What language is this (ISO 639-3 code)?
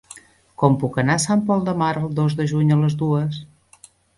cat